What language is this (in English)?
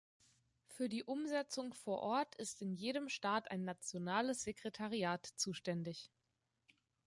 German